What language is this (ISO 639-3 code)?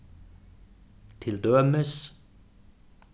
fao